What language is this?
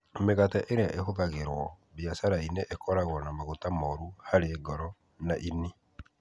Kikuyu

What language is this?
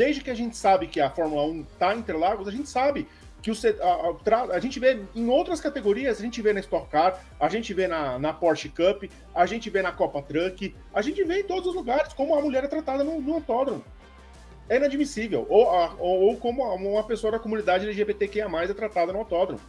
Portuguese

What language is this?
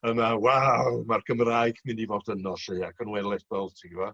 Welsh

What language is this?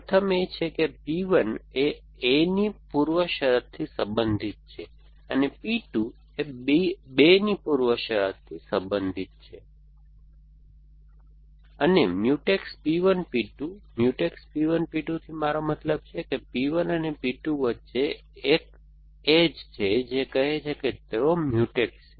Gujarati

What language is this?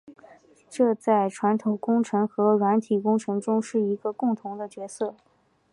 Chinese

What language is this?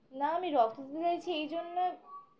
Bangla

